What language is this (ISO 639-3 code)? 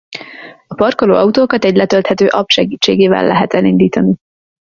hun